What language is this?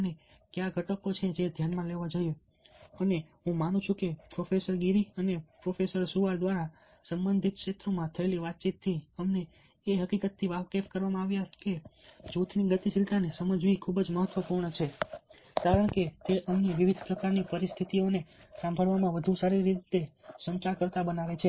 Gujarati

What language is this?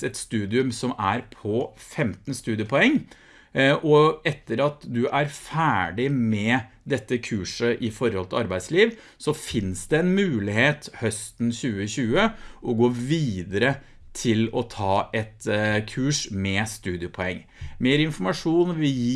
Norwegian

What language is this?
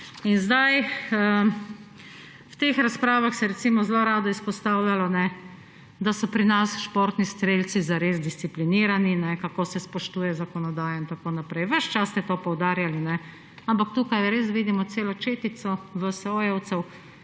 Slovenian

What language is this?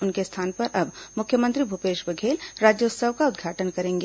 Hindi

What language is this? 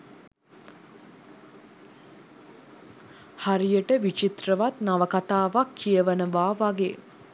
Sinhala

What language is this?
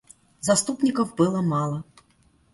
Russian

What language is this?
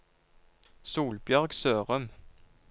Norwegian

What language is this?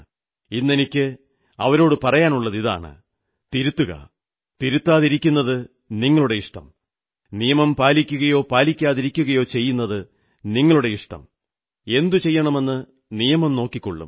Malayalam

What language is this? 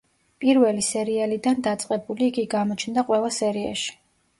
Georgian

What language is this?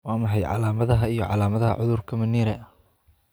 Somali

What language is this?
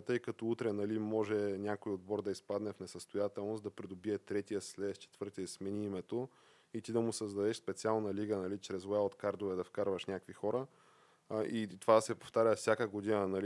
Bulgarian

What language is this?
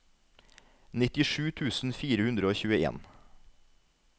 Norwegian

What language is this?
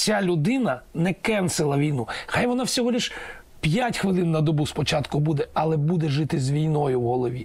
Ukrainian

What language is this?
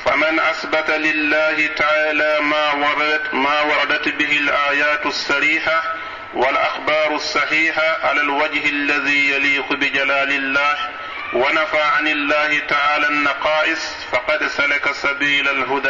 Arabic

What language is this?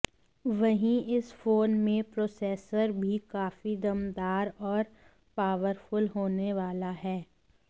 Hindi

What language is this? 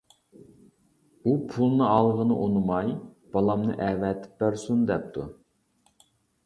Uyghur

